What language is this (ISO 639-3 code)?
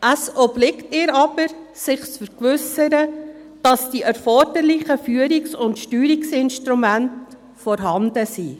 gsw